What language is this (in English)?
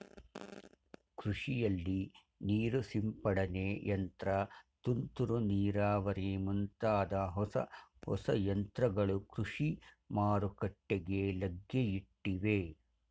Kannada